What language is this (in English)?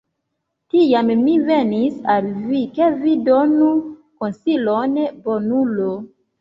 Esperanto